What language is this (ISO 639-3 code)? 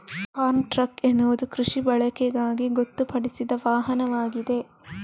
kan